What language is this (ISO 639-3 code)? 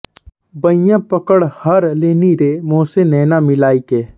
hin